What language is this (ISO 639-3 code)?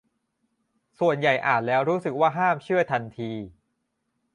tha